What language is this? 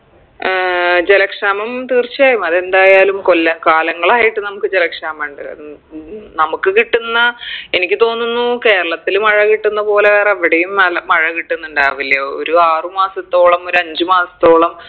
Malayalam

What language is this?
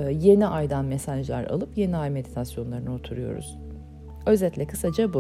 Turkish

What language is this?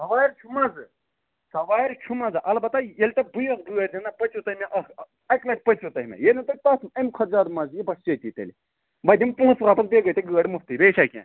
Kashmiri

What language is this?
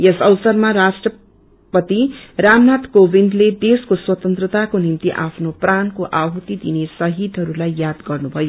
Nepali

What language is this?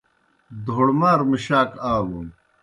Kohistani Shina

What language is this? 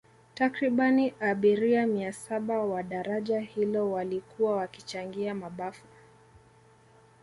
Swahili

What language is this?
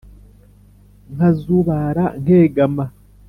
Kinyarwanda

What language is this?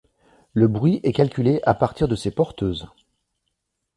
French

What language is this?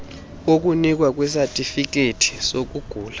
Xhosa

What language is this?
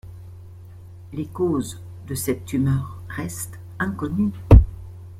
French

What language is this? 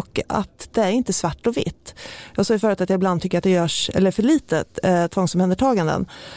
Swedish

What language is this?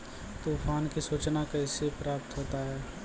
Maithili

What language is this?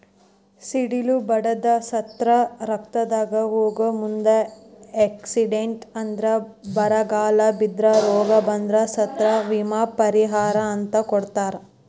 Kannada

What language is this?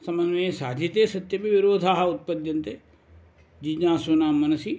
Sanskrit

